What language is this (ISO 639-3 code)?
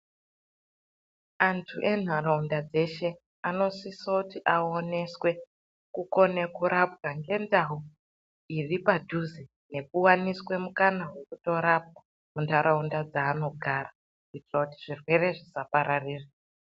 ndc